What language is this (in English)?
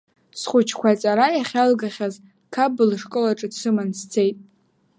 Abkhazian